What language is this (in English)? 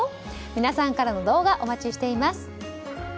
Japanese